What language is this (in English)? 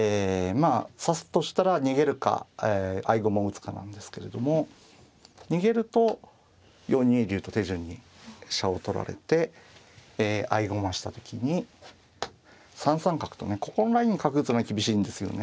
Japanese